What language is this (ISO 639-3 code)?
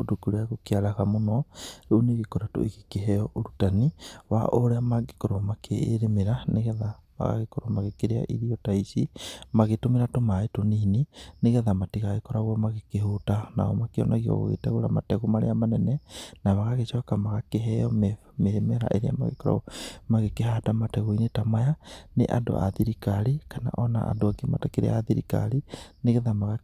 kik